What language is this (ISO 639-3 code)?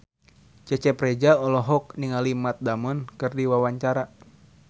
sun